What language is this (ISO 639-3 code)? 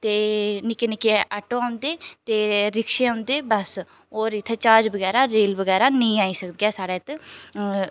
doi